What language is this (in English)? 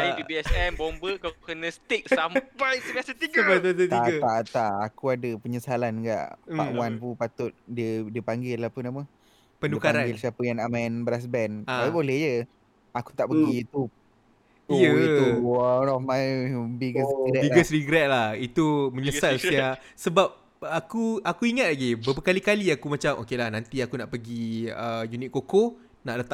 Malay